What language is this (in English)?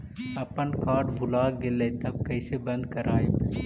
Magahi